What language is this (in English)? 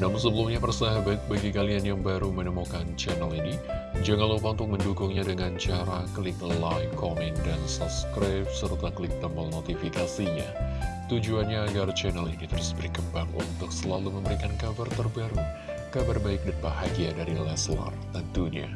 Indonesian